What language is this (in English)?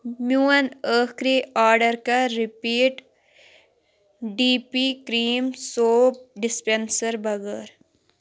Kashmiri